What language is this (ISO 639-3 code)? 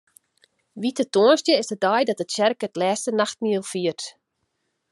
fry